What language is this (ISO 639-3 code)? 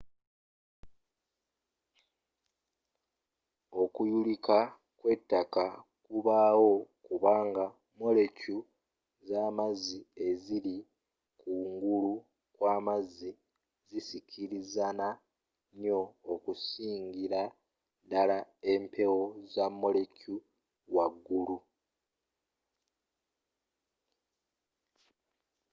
lug